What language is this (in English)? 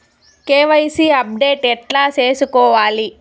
Telugu